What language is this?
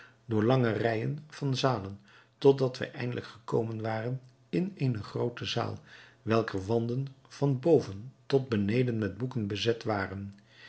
Dutch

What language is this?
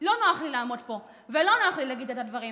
Hebrew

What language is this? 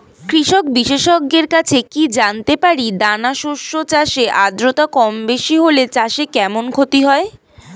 Bangla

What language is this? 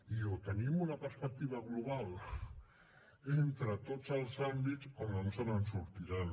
Catalan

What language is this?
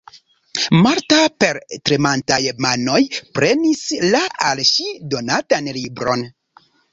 Esperanto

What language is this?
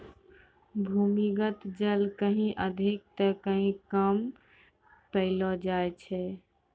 Maithili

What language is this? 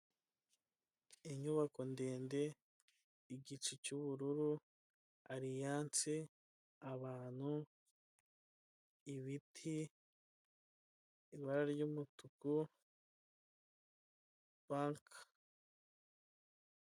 Kinyarwanda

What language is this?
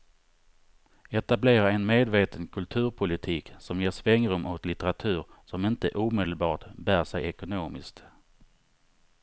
Swedish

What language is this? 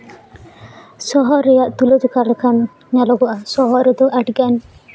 Santali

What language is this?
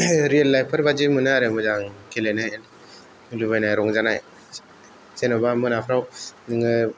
Bodo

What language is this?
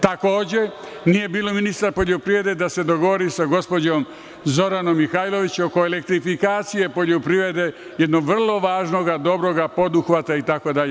Serbian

